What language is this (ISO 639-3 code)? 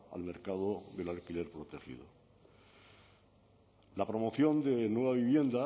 spa